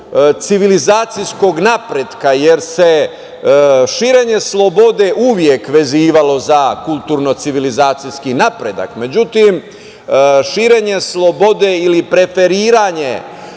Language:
Serbian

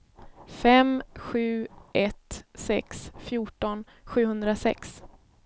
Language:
Swedish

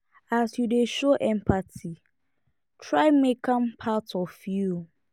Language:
Nigerian Pidgin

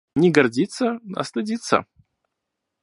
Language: Russian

